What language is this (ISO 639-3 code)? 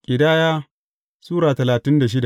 hau